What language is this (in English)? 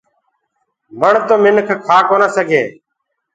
Gurgula